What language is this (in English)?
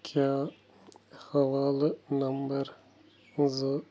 Kashmiri